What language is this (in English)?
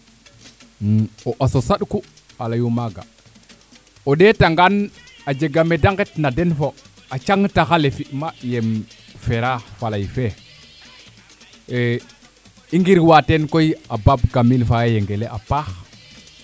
Serer